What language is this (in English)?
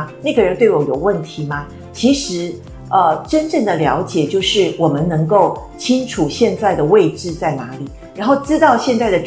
Chinese